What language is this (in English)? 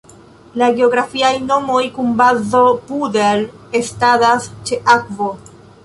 Esperanto